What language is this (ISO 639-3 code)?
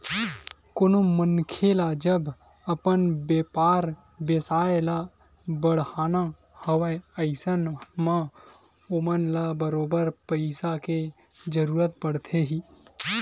hne